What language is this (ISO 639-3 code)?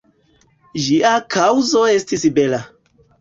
epo